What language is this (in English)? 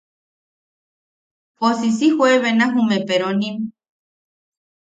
Yaqui